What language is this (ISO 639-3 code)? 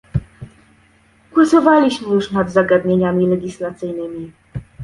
pol